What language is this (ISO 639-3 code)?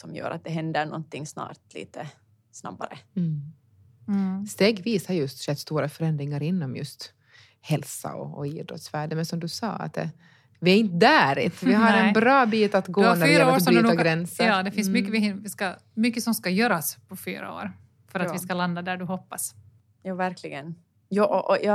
swe